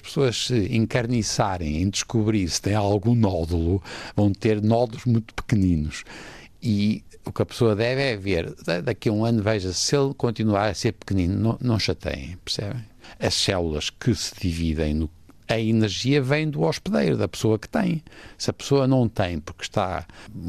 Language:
Portuguese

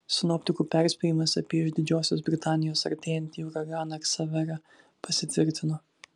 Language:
Lithuanian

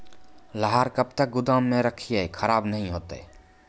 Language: Maithili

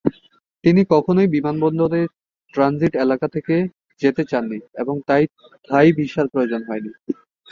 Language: Bangla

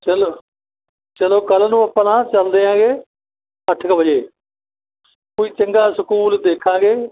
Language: Punjabi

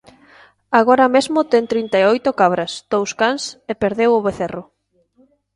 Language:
Galician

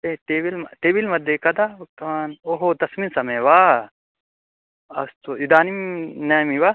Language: Sanskrit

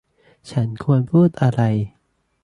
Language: Thai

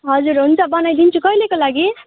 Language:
Nepali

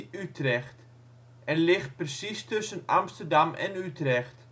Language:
Dutch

